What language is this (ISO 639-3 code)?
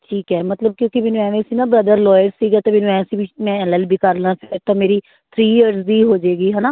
pan